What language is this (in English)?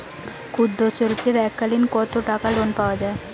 Bangla